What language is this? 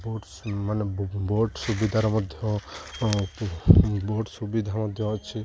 Odia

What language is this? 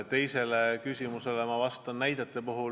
Estonian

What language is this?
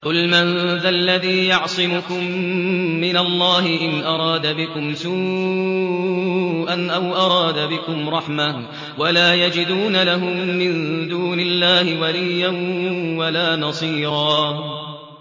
Arabic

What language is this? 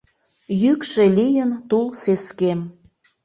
Mari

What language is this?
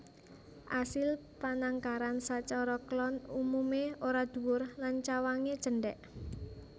Javanese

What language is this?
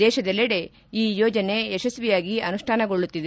Kannada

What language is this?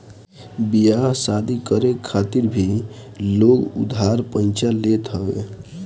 Bhojpuri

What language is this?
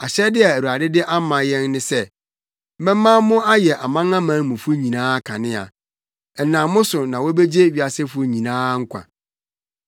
Akan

